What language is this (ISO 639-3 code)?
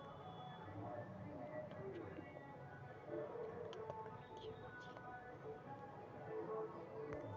mag